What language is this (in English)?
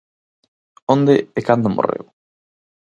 Galician